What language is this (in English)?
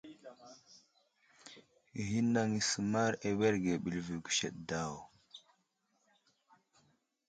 Wuzlam